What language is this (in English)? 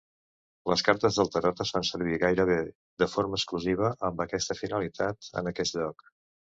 Catalan